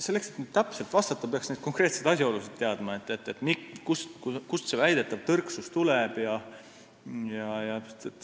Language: Estonian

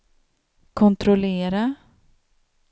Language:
Swedish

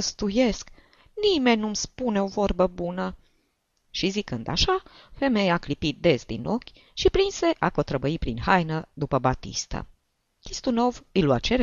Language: Romanian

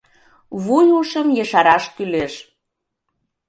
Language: Mari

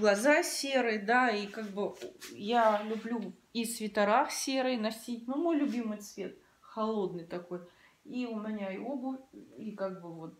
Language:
Russian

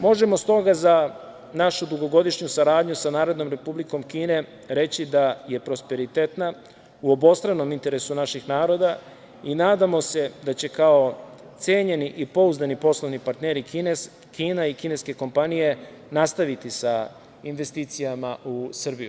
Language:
Serbian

